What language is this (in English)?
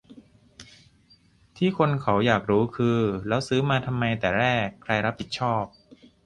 Thai